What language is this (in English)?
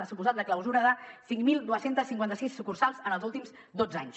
Catalan